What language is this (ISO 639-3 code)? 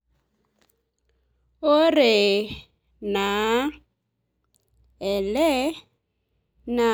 mas